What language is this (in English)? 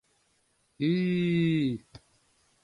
Mari